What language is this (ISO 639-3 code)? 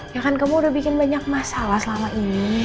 ind